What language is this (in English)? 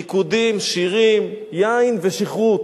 Hebrew